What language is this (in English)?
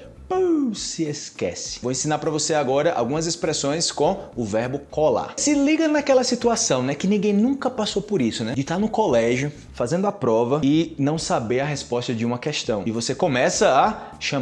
Portuguese